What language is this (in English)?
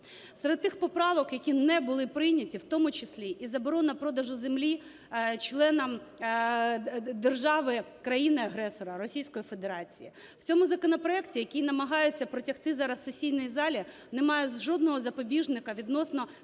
Ukrainian